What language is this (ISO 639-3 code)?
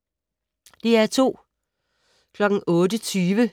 dan